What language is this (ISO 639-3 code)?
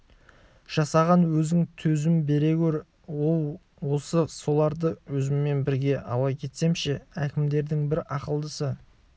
kaz